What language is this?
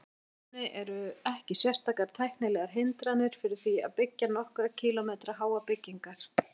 Icelandic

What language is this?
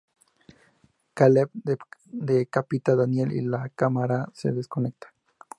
Spanish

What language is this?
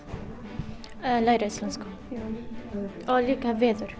Icelandic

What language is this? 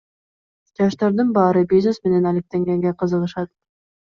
Kyrgyz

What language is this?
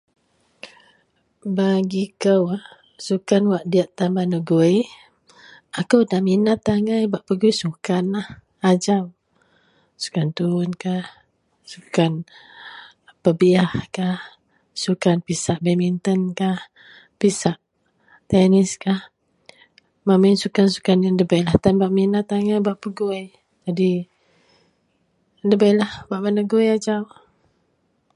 Central Melanau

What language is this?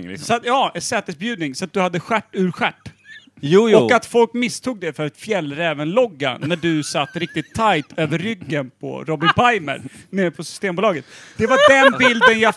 Swedish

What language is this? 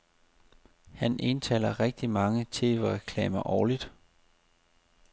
Danish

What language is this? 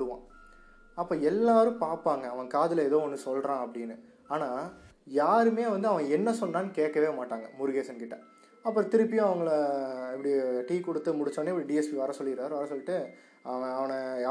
Tamil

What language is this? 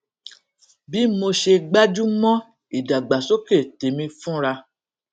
Yoruba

